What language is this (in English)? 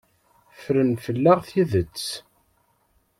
Kabyle